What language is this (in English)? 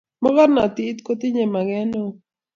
Kalenjin